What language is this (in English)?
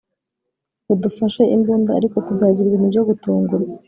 Kinyarwanda